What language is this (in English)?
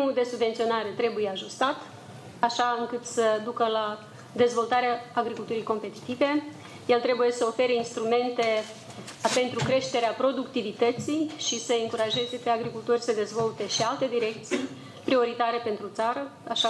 Romanian